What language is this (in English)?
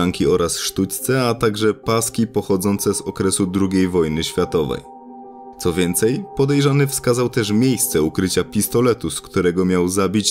Polish